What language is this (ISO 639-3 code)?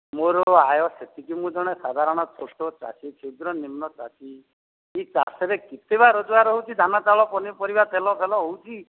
ori